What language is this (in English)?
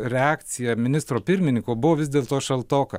Lithuanian